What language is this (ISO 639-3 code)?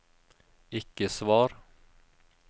nor